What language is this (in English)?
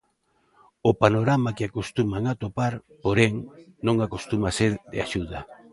Galician